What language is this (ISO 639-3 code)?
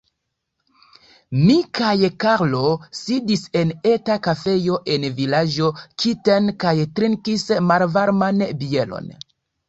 epo